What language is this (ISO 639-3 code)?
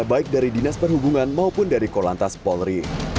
ind